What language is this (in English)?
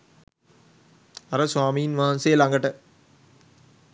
Sinhala